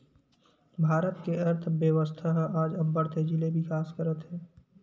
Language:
Chhattisgarhi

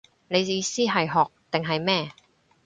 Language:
Cantonese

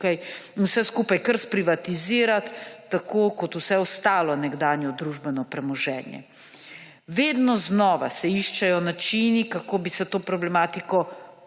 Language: Slovenian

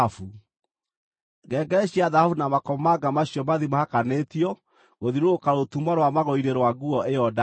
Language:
Kikuyu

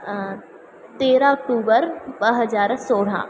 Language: Sindhi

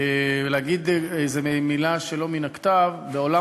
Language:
Hebrew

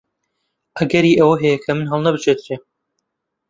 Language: Central Kurdish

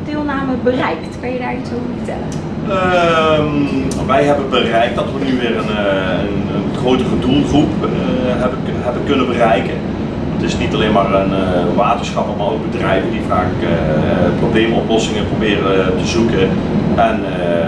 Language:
Dutch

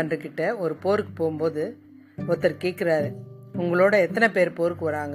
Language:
Tamil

